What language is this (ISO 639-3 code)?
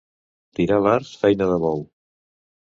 cat